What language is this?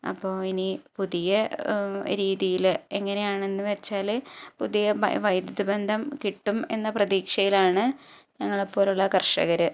Malayalam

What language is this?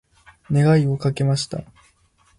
Japanese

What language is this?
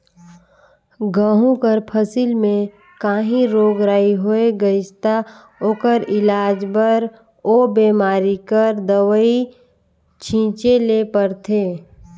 Chhattisgarhi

